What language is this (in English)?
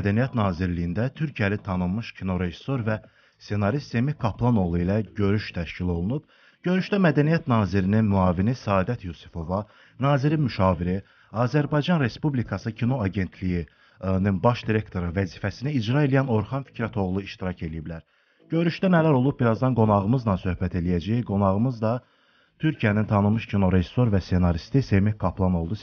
Turkish